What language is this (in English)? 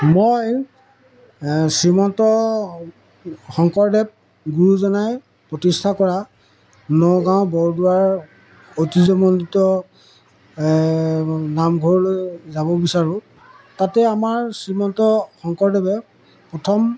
Assamese